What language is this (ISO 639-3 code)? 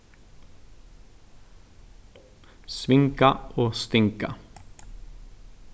fao